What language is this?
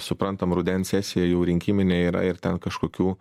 Lithuanian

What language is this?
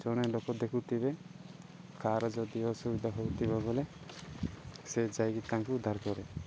Odia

